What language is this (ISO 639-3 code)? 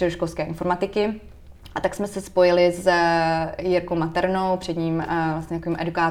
ces